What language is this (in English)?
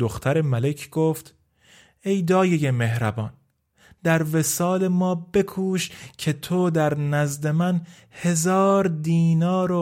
Persian